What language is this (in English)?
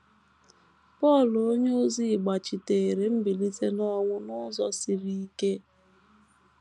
Igbo